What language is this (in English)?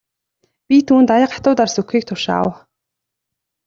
Mongolian